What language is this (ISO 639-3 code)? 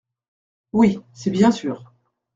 fra